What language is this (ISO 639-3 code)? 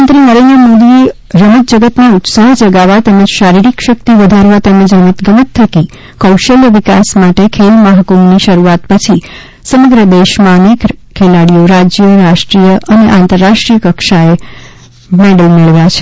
guj